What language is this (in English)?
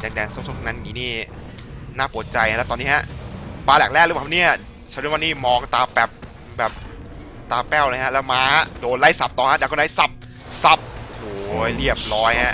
Thai